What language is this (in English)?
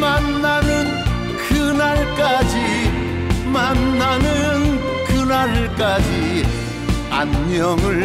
Korean